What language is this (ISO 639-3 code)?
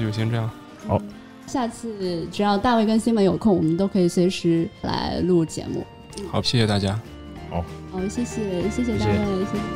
zho